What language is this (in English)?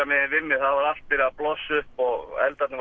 Icelandic